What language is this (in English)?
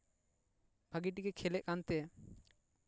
Santali